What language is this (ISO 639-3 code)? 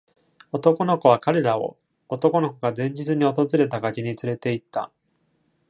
jpn